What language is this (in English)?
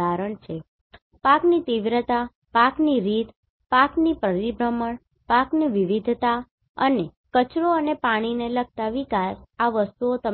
Gujarati